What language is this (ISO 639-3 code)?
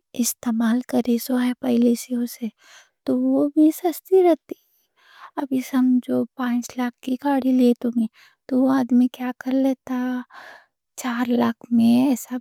dcc